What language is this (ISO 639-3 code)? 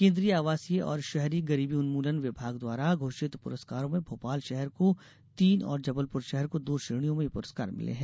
hin